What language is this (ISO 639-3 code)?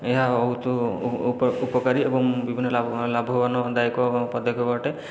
ori